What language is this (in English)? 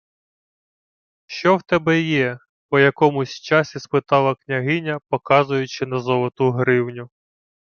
Ukrainian